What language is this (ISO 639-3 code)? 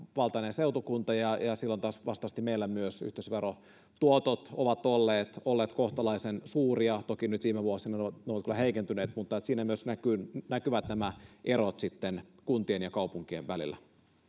fin